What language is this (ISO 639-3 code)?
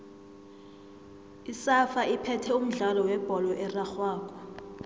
nbl